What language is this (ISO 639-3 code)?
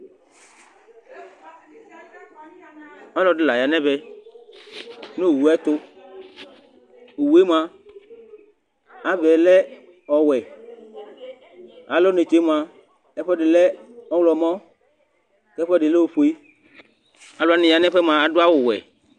kpo